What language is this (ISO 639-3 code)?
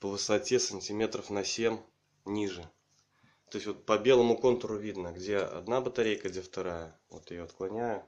rus